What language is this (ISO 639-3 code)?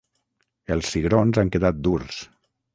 cat